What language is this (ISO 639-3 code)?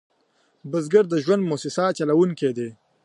pus